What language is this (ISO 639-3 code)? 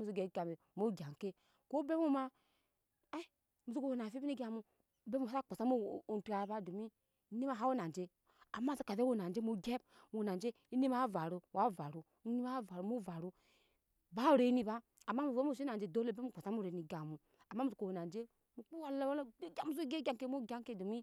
yes